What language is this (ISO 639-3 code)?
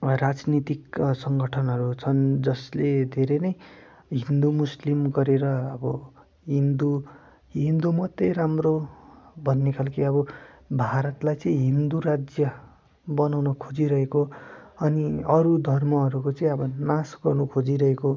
nep